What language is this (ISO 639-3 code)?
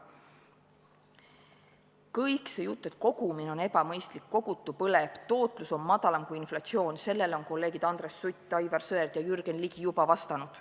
est